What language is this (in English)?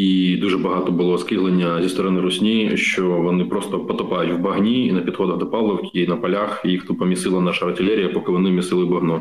Ukrainian